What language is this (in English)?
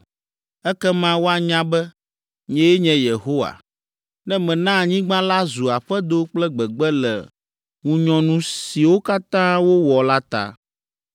Ewe